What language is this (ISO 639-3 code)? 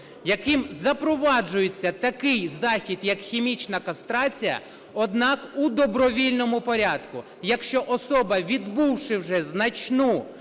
ukr